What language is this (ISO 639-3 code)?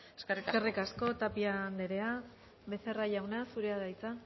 eus